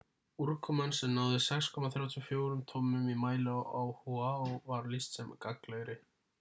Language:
Icelandic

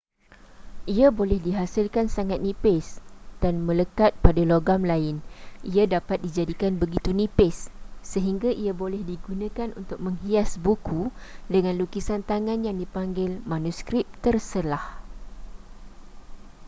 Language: Malay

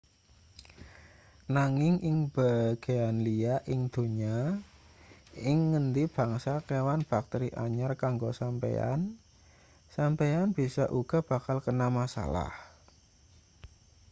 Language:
Javanese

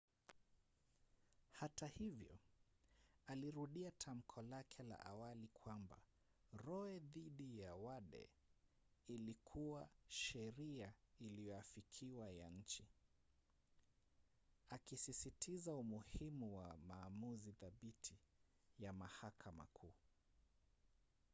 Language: Swahili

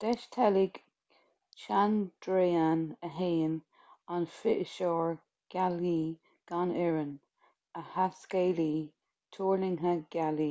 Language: Irish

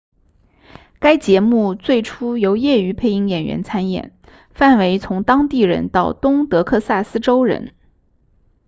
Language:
Chinese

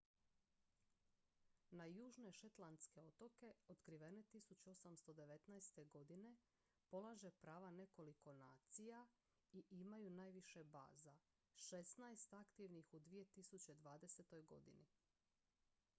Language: Croatian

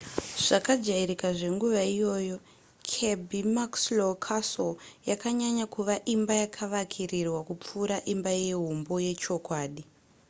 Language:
Shona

